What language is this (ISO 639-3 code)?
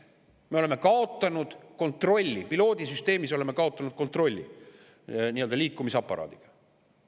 est